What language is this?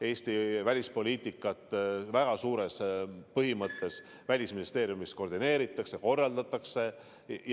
Estonian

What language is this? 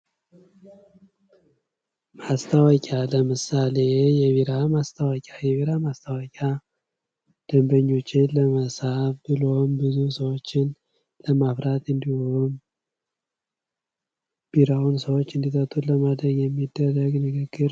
Amharic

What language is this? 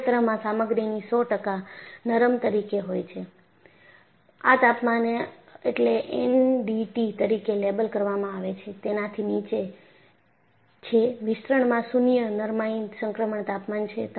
Gujarati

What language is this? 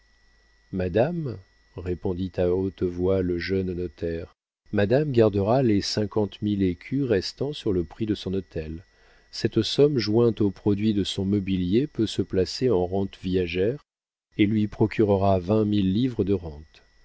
French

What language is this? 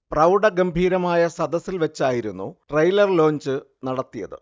Malayalam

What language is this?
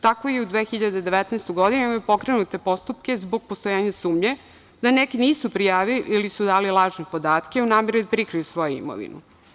Serbian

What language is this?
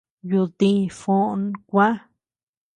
Tepeuxila Cuicatec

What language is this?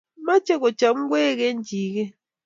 Kalenjin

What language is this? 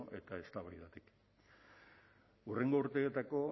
Basque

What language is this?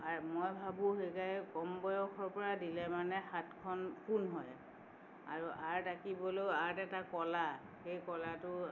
Assamese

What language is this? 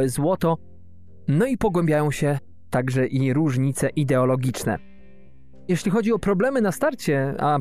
Polish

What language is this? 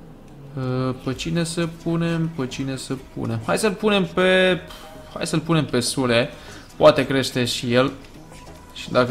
Romanian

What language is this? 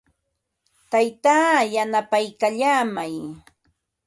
Ambo-Pasco Quechua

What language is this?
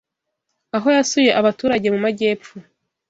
Kinyarwanda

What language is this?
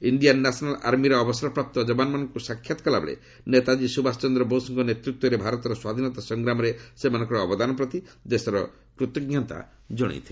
Odia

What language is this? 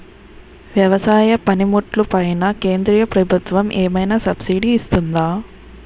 Telugu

